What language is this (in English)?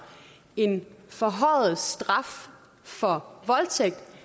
Danish